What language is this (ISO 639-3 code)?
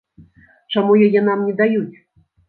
bel